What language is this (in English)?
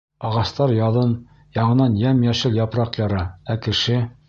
Bashkir